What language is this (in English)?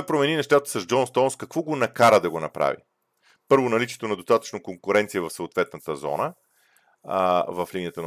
Bulgarian